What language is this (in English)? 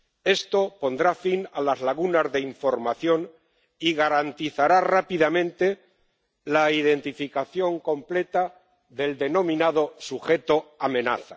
Spanish